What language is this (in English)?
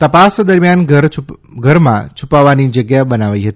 Gujarati